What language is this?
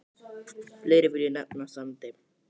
Icelandic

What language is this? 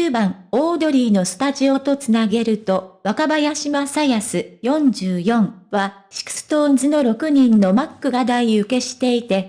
Japanese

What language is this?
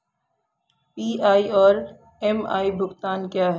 Hindi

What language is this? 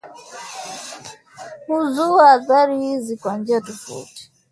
Swahili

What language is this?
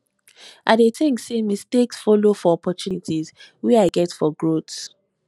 Nigerian Pidgin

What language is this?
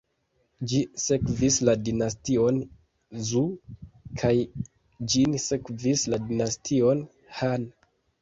Esperanto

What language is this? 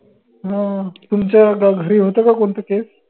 Marathi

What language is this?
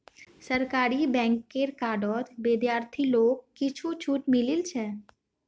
Magahi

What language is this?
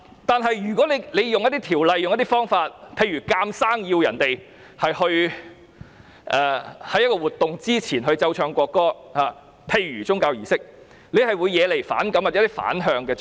Cantonese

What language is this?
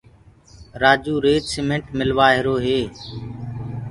Gurgula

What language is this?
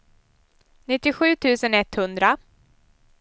Swedish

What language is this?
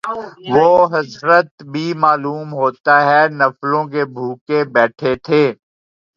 Urdu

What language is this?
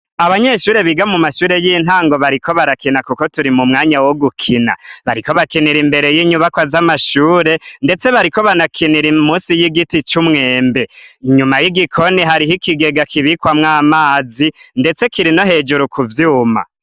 Rundi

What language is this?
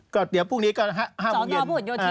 Thai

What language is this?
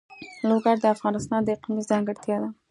Pashto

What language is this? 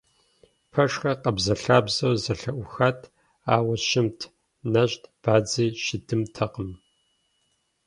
Kabardian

